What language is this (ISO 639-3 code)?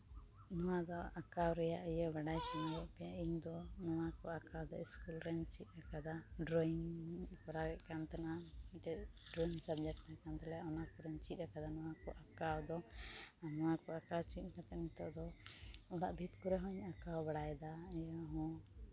sat